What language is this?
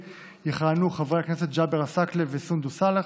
Hebrew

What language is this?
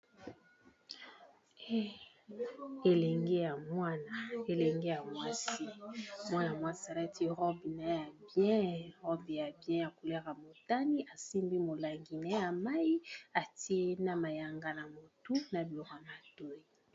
Lingala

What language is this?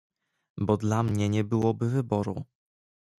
Polish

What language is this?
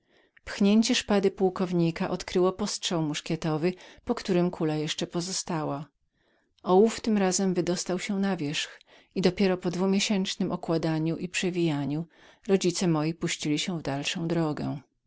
Polish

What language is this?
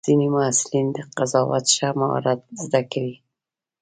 Pashto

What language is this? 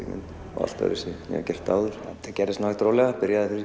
Icelandic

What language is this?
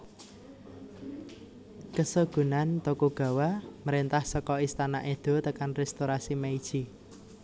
Javanese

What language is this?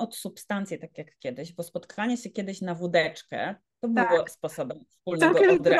Polish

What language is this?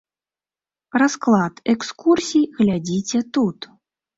Belarusian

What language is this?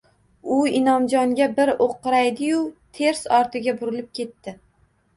Uzbek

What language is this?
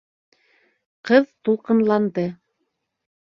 Bashkir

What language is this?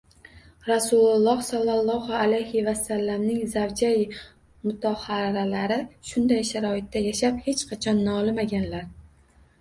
Uzbek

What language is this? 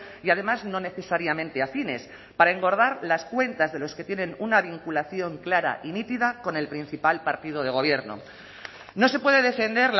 Spanish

